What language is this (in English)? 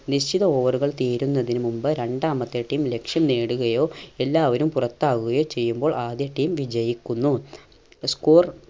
Malayalam